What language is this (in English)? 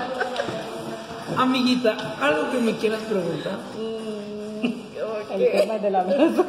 Spanish